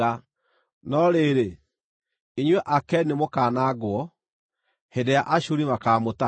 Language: Kikuyu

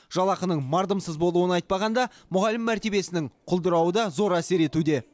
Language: Kazakh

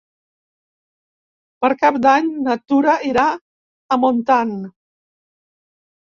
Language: Catalan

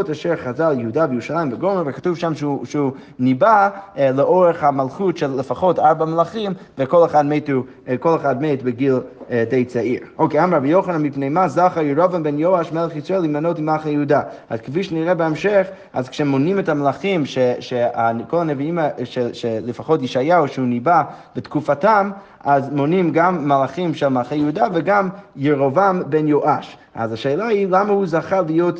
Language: Hebrew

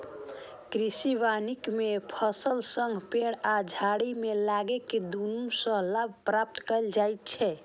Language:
Maithili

